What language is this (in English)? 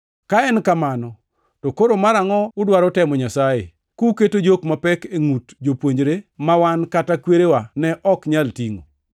Luo (Kenya and Tanzania)